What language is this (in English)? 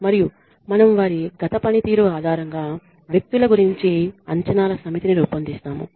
Telugu